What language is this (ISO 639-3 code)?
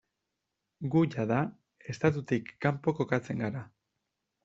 eus